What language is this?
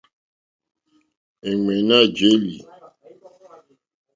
Mokpwe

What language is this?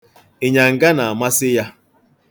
Igbo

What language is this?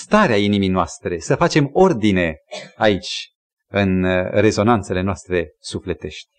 Romanian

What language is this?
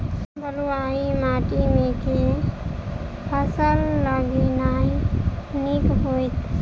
Maithili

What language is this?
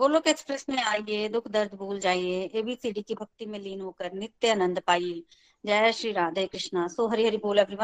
Hindi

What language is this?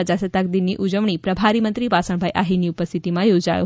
Gujarati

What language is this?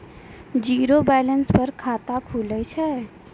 Maithili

